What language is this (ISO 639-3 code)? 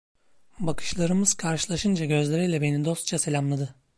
tur